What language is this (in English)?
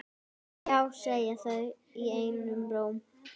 Icelandic